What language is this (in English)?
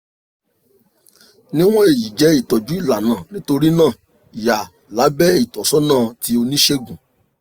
Yoruba